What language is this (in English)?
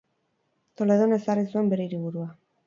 Basque